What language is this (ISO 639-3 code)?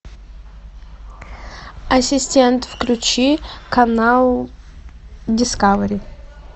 rus